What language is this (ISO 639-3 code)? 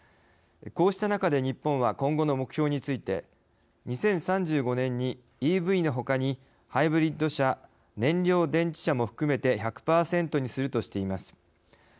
jpn